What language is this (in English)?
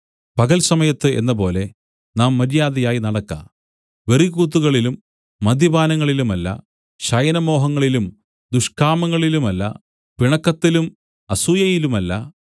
Malayalam